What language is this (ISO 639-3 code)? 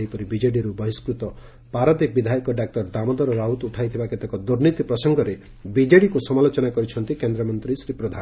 ori